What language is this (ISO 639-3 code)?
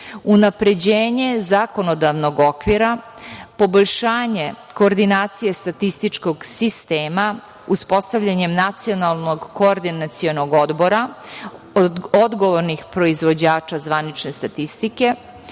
srp